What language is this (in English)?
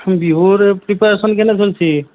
Assamese